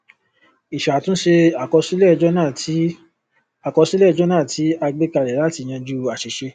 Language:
Yoruba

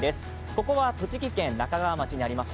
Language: Japanese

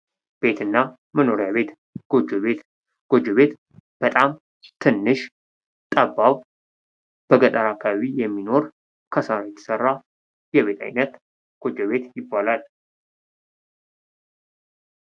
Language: Amharic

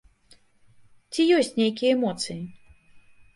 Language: Belarusian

